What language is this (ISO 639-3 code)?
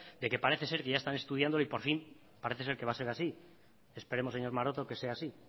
spa